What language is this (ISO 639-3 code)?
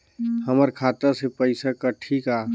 hne